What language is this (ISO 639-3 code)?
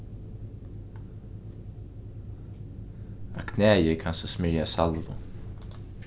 fao